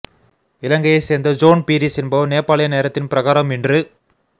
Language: Tamil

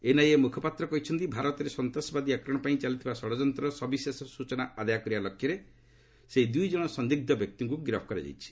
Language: Odia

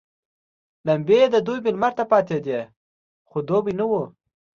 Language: Pashto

